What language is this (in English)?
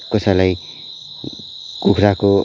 Nepali